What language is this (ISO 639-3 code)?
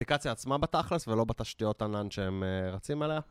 heb